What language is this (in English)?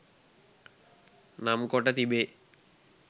Sinhala